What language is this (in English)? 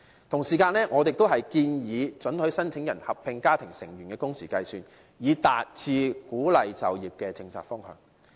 Cantonese